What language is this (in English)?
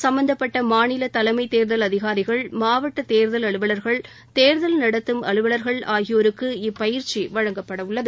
Tamil